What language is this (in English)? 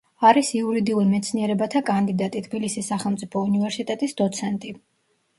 Georgian